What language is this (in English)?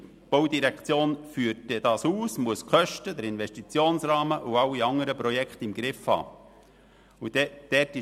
Swiss German